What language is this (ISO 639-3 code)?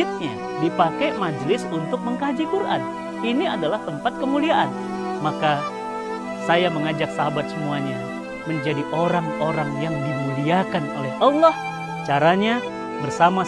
ind